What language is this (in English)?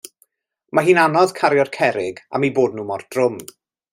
Welsh